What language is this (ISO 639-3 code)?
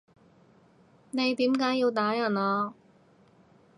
yue